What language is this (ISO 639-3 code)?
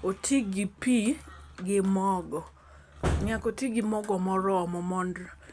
luo